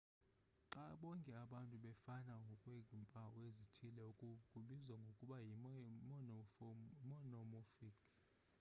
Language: Xhosa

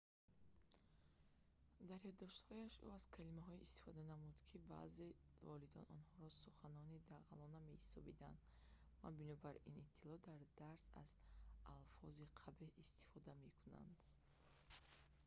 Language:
Tajik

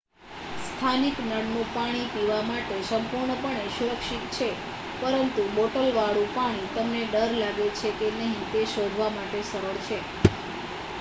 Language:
Gujarati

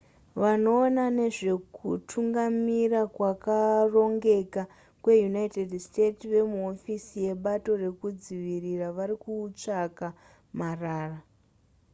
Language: Shona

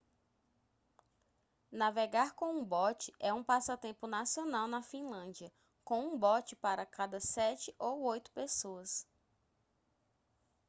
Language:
Portuguese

